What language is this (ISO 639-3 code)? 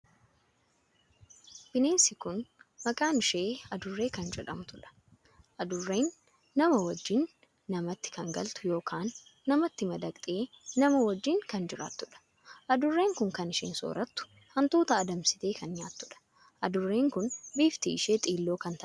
orm